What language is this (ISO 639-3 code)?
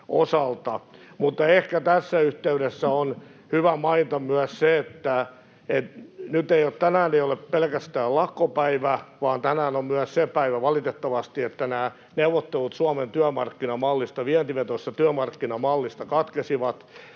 fin